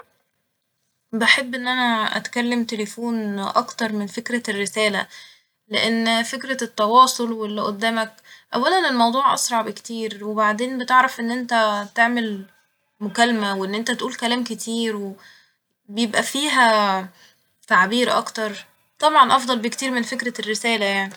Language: Egyptian Arabic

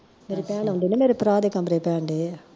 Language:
Punjabi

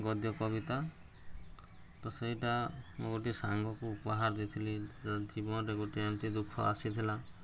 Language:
Odia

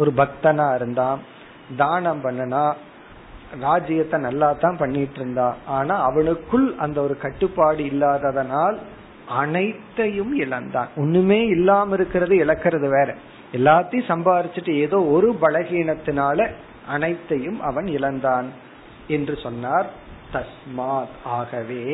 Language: Tamil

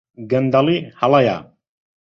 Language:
Central Kurdish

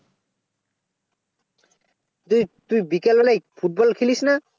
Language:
Bangla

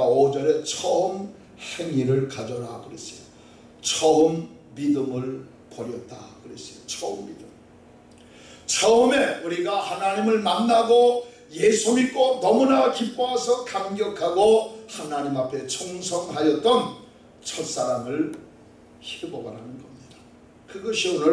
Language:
Korean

